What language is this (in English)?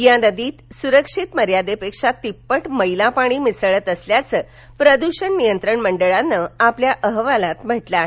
Marathi